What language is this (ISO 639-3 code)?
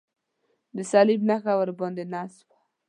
pus